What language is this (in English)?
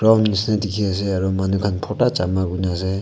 Naga Pidgin